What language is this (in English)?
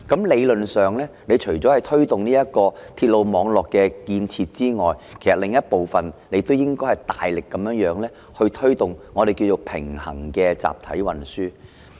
Cantonese